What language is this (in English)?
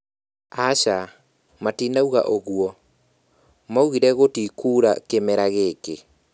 Kikuyu